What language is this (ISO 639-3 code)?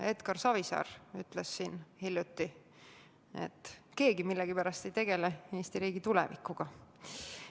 est